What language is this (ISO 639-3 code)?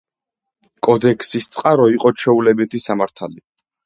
kat